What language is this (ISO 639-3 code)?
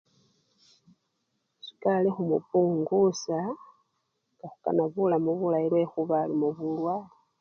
luy